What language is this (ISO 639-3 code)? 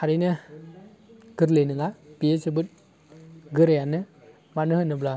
brx